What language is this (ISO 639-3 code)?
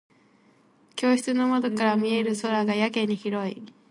jpn